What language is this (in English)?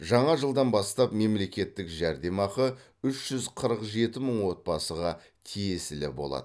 Kazakh